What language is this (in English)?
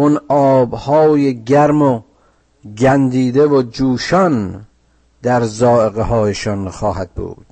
Persian